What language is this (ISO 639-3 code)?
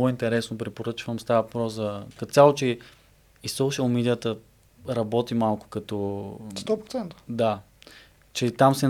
bul